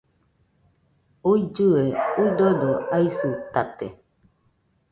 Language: Nüpode Huitoto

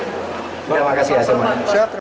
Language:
Indonesian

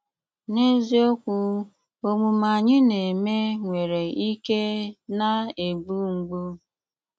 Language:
Igbo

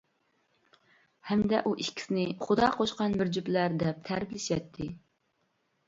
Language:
Uyghur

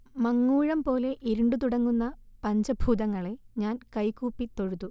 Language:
Malayalam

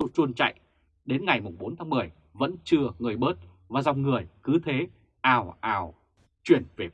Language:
Vietnamese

